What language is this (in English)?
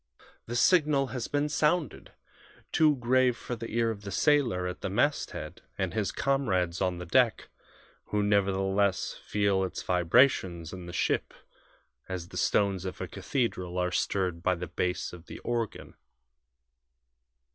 English